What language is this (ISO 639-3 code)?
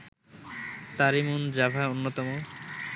ben